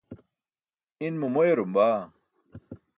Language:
Burushaski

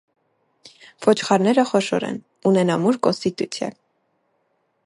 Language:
Armenian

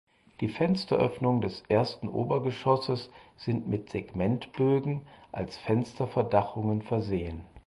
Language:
German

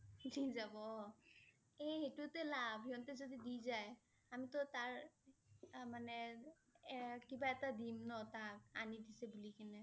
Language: Assamese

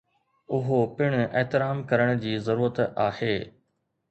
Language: Sindhi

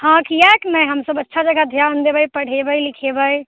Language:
Maithili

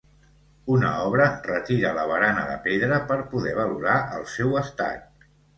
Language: Catalan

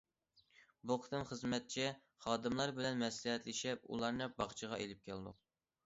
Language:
Uyghur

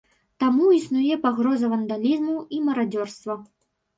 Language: Belarusian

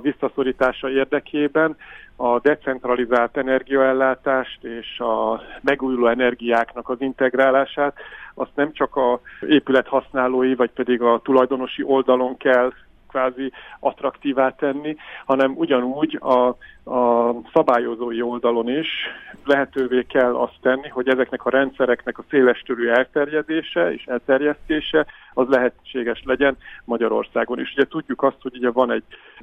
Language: Hungarian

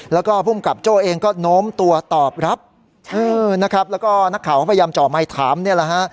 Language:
Thai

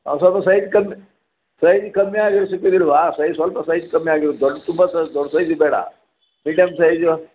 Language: Kannada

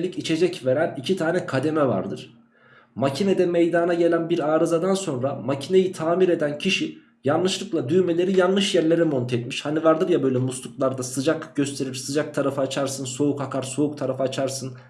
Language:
Turkish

